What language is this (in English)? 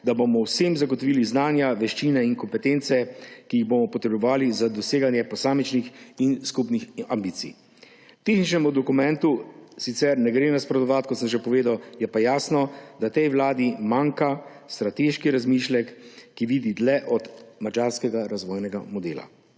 Slovenian